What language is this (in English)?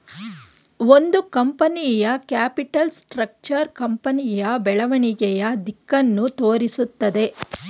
Kannada